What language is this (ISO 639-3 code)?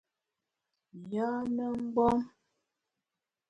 bax